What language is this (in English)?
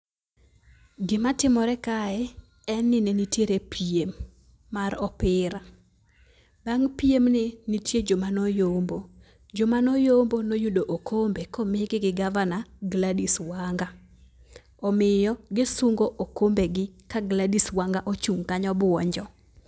Luo (Kenya and Tanzania)